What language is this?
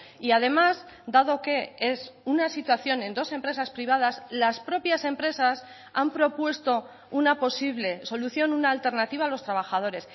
Spanish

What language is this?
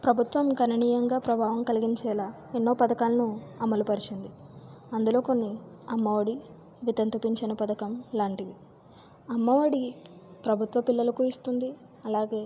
Telugu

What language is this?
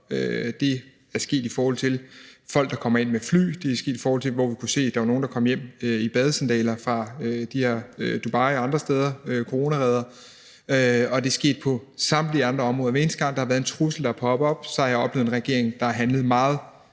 Danish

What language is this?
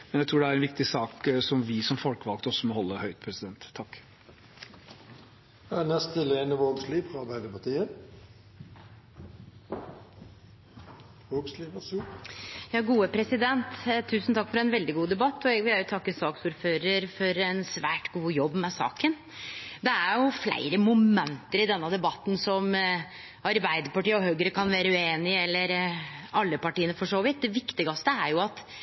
Norwegian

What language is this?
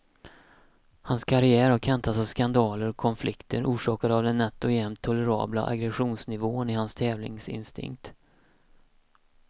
Swedish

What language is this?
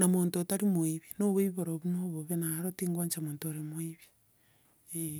Gusii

